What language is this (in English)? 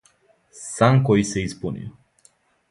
Serbian